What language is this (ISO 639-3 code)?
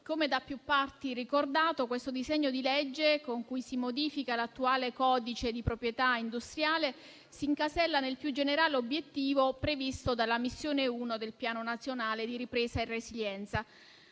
ita